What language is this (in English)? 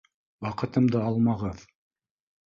Bashkir